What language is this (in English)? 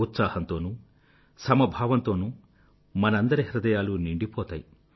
Telugu